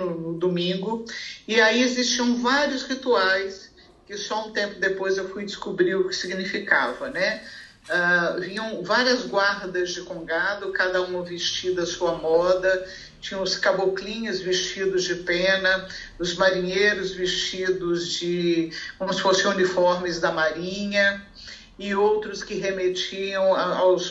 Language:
Portuguese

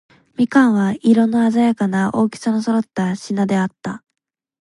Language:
Japanese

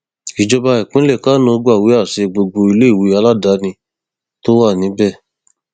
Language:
Yoruba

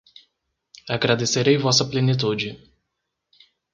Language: Portuguese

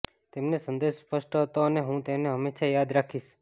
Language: Gujarati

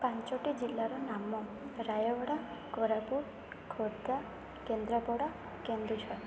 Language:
Odia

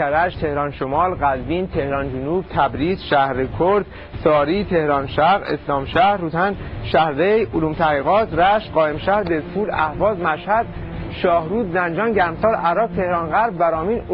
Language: Persian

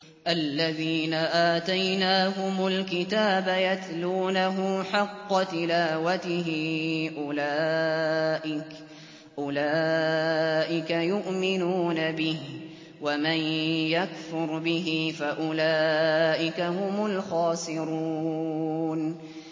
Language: Arabic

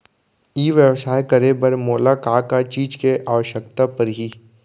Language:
Chhattisgarhi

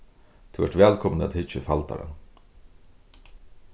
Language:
Faroese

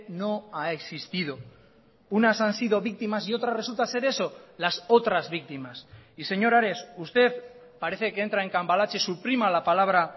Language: Spanish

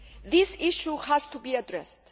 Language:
English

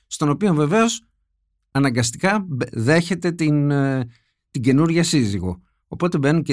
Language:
Greek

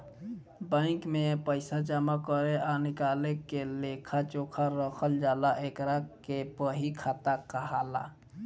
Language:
Bhojpuri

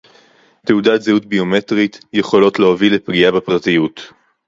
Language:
Hebrew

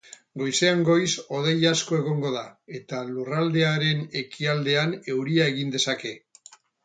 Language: Basque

